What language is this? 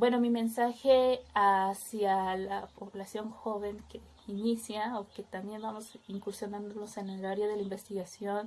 Spanish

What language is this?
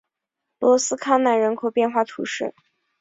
Chinese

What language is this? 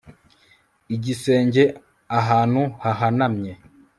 Kinyarwanda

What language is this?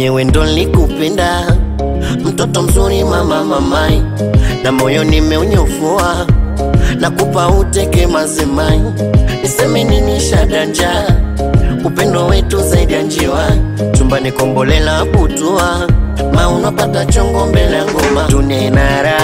Thai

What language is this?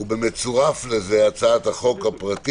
Hebrew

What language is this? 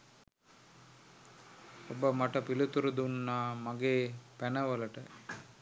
Sinhala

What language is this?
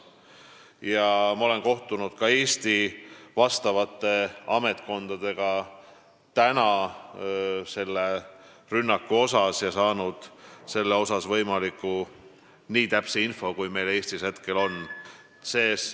Estonian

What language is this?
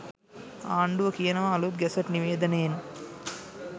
Sinhala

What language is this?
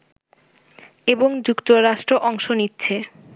Bangla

